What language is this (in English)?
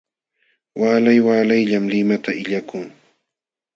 Jauja Wanca Quechua